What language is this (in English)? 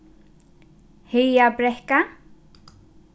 Faroese